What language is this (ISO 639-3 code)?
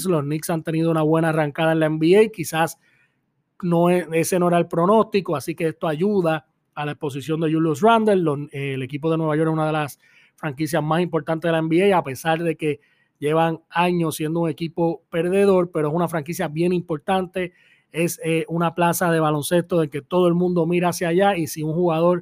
spa